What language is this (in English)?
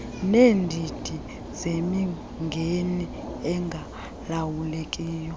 Xhosa